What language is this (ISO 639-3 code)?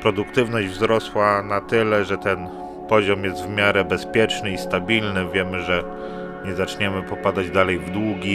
pol